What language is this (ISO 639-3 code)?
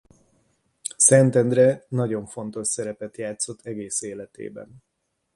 hun